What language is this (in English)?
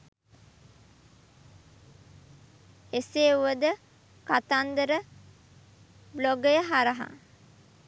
Sinhala